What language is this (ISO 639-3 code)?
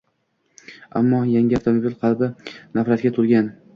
uzb